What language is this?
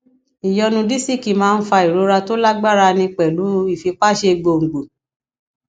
Yoruba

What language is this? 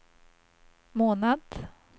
Swedish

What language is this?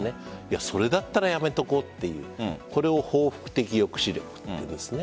Japanese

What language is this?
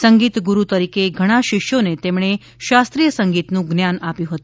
Gujarati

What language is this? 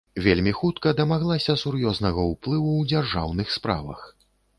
Belarusian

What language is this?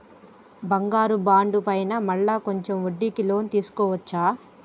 Telugu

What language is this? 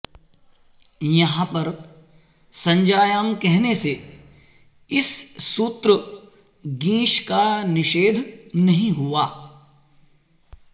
Sanskrit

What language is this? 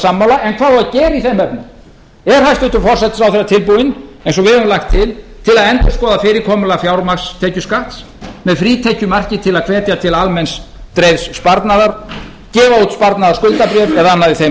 Icelandic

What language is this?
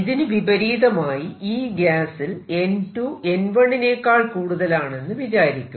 Malayalam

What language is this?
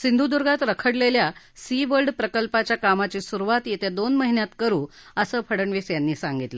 Marathi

